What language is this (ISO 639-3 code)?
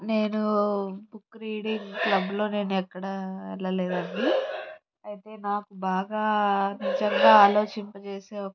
tel